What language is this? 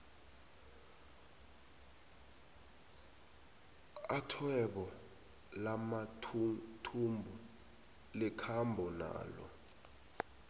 South Ndebele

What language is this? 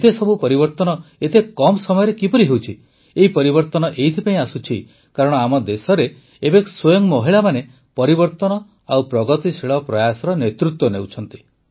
Odia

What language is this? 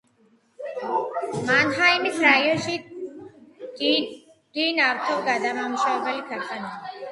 Georgian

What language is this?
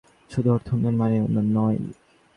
Bangla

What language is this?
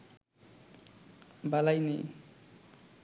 Bangla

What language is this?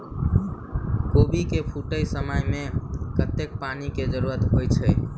Maithili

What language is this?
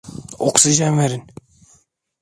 Turkish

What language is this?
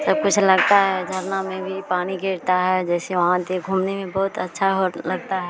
Hindi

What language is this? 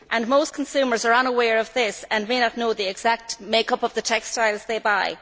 English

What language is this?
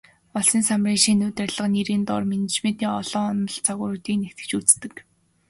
Mongolian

